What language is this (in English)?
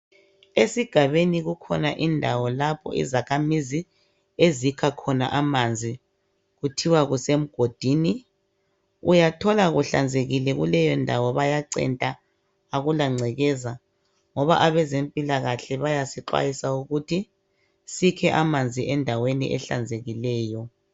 North Ndebele